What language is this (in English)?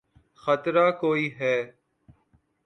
Urdu